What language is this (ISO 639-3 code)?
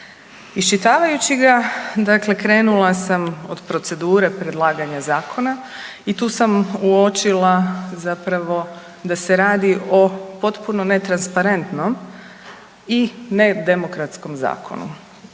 hrv